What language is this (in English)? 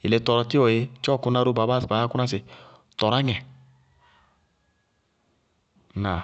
Bago-Kusuntu